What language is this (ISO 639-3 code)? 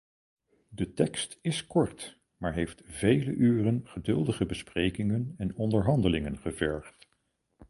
nld